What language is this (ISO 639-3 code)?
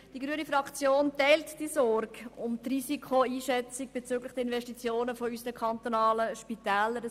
gsw